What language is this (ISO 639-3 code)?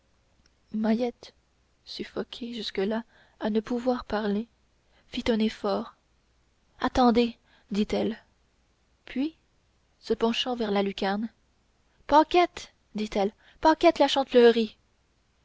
fra